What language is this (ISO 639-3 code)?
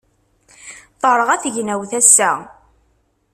kab